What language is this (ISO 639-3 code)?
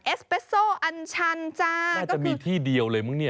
tha